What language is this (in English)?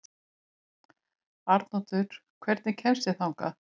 Icelandic